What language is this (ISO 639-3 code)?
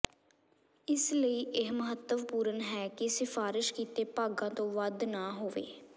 pan